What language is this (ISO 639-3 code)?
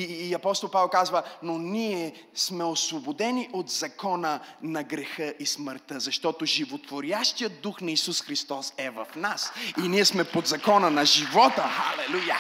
bul